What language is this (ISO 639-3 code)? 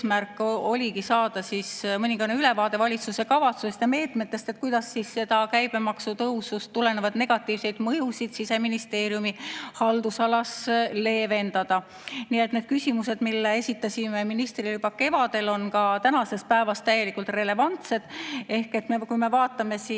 est